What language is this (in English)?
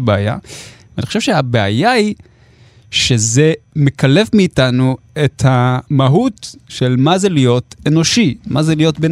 Hebrew